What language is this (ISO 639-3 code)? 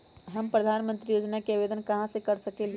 mag